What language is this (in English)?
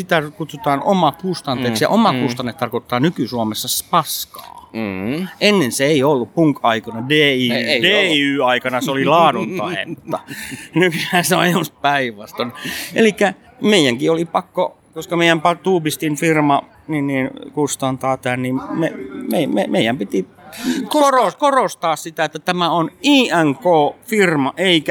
Finnish